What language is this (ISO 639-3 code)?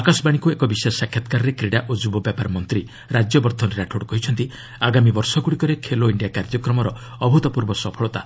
ori